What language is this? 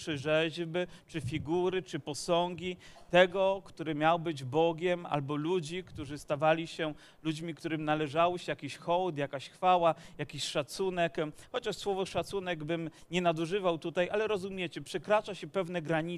Polish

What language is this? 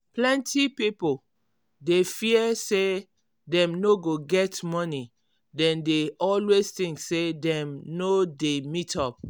Nigerian Pidgin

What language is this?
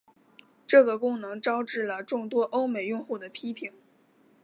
Chinese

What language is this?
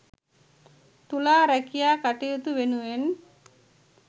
Sinhala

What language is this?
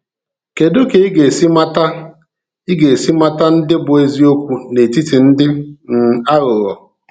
Igbo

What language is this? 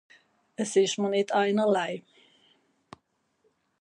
Swiss German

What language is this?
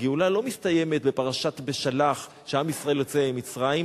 Hebrew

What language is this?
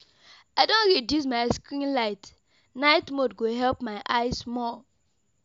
Nigerian Pidgin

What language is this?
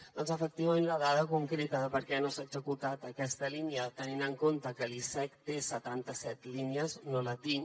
Catalan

